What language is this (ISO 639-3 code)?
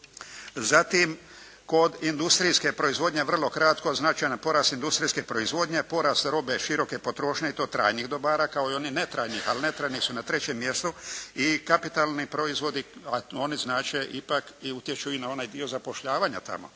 hrv